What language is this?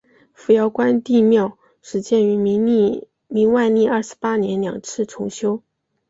Chinese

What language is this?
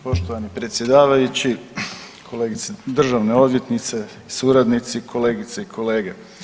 Croatian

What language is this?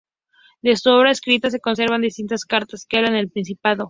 Spanish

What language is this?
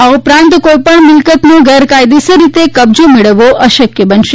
Gujarati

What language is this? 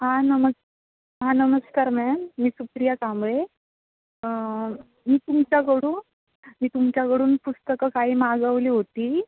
Marathi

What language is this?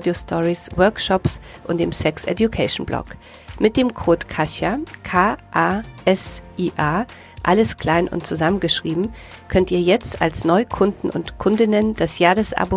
German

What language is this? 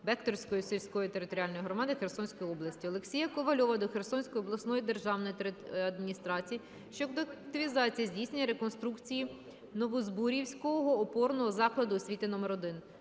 Ukrainian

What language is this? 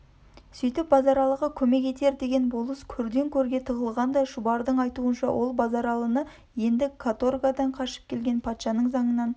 Kazakh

